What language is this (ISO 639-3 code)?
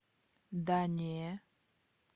rus